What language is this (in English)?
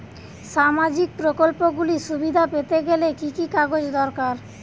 Bangla